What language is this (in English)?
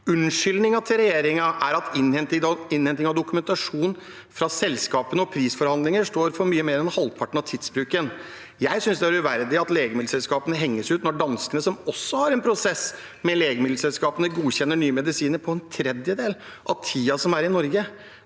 Norwegian